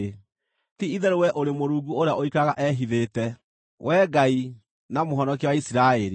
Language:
Kikuyu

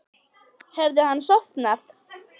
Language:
Icelandic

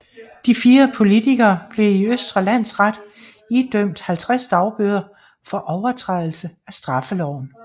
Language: Danish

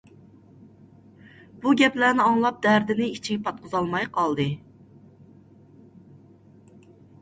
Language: Uyghur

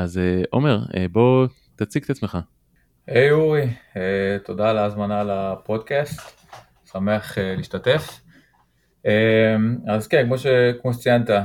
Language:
Hebrew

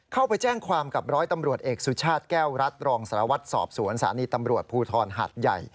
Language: Thai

